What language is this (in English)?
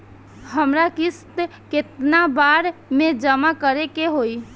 Bhojpuri